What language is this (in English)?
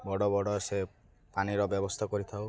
Odia